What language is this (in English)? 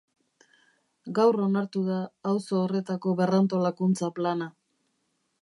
Basque